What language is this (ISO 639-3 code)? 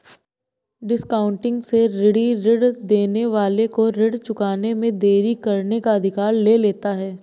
hin